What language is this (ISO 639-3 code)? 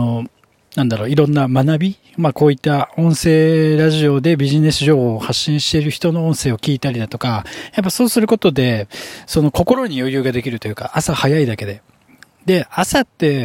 jpn